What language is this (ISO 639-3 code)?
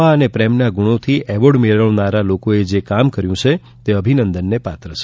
guj